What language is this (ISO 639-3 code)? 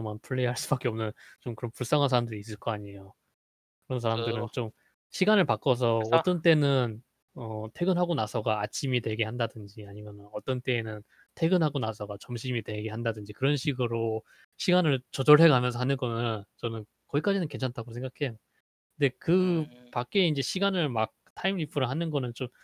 kor